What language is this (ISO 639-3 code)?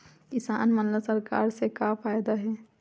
hne